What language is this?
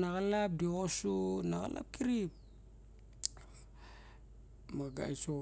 Barok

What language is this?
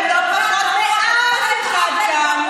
Hebrew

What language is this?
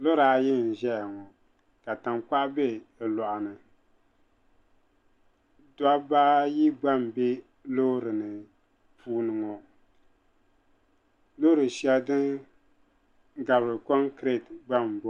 Dagbani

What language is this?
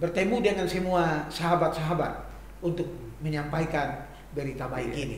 Indonesian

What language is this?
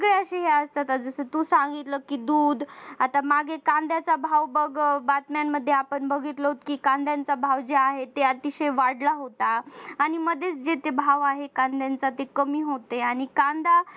Marathi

